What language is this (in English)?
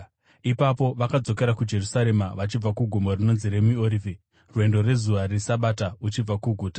Shona